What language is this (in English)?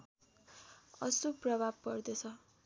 Nepali